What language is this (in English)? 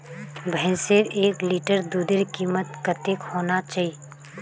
Magahi